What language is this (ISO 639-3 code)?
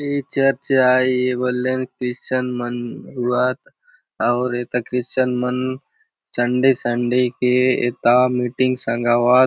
hlb